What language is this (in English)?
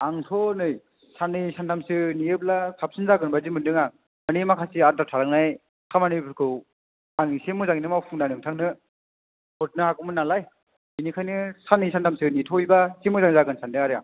Bodo